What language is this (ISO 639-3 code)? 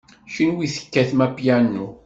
kab